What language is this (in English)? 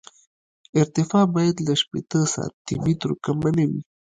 Pashto